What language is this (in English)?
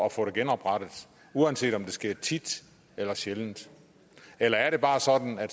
Danish